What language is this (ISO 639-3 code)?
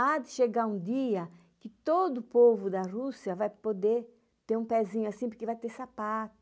por